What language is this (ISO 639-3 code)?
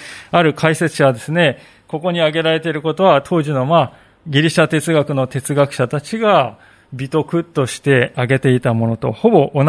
jpn